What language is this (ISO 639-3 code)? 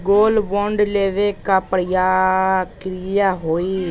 mag